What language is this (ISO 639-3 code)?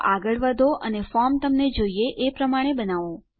guj